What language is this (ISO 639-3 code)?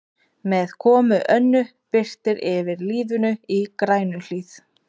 isl